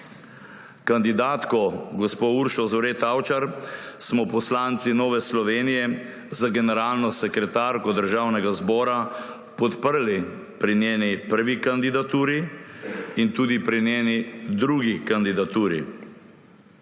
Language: Slovenian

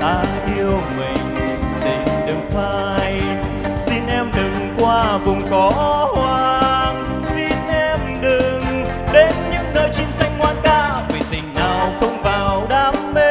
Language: Vietnamese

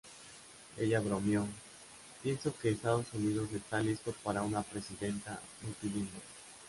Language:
Spanish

